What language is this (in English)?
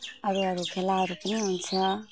Nepali